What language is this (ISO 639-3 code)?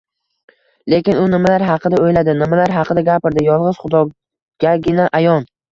uzb